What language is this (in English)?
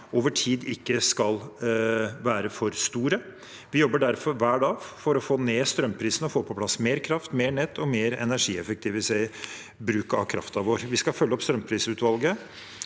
Norwegian